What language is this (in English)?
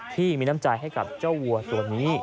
Thai